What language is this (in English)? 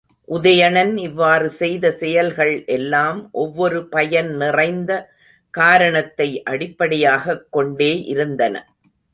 Tamil